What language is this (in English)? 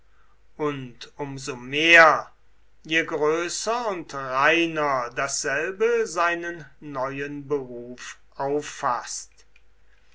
German